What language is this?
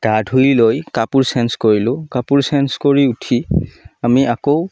Assamese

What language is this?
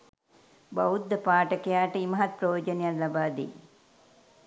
Sinhala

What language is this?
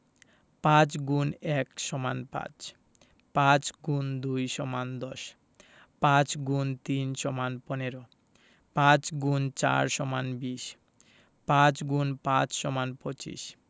Bangla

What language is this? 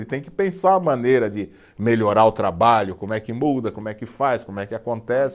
Portuguese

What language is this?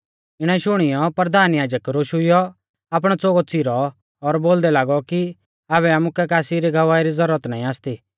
Mahasu Pahari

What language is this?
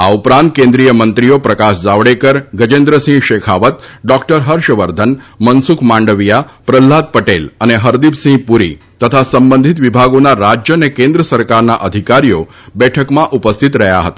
Gujarati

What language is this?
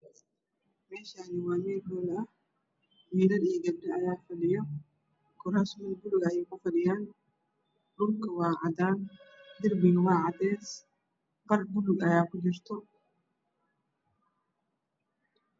Somali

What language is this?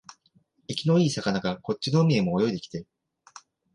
Japanese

